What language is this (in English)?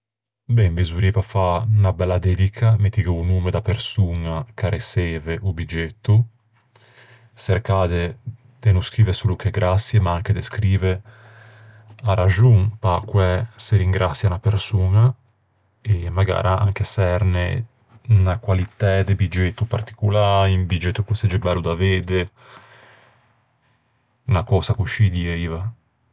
Ligurian